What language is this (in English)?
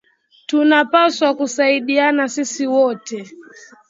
Swahili